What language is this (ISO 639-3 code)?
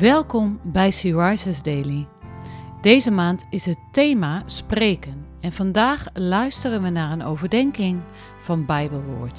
nld